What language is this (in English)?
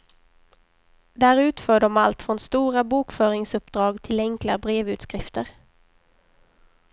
Swedish